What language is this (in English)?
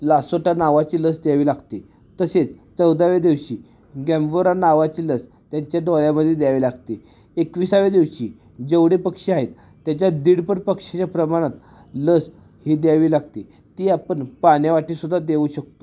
Marathi